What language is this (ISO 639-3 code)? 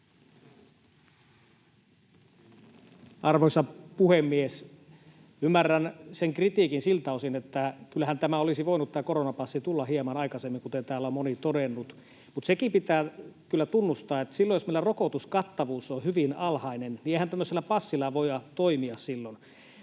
fin